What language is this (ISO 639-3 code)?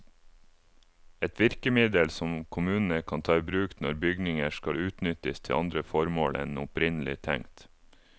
nor